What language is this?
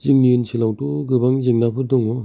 Bodo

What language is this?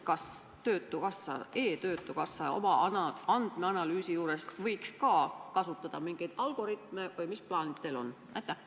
Estonian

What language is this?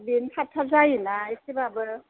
Bodo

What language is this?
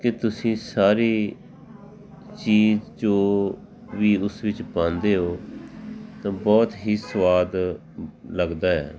Punjabi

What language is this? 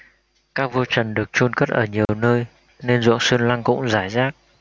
Vietnamese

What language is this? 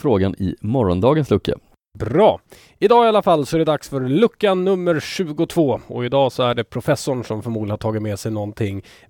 Swedish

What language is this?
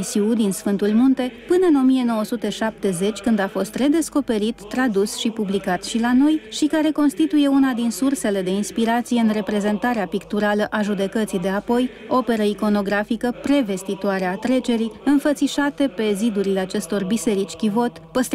Romanian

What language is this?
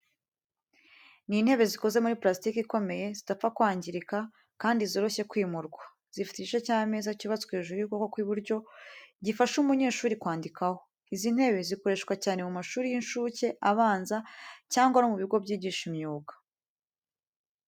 Kinyarwanda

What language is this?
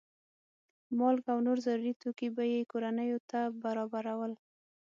Pashto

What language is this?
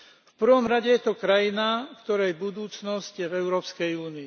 Slovak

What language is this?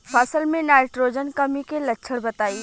Bhojpuri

